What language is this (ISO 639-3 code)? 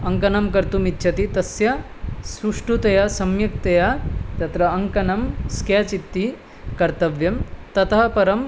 san